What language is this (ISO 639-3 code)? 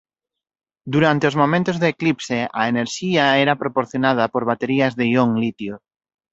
glg